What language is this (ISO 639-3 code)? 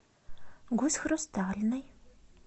rus